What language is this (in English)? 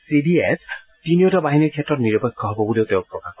Assamese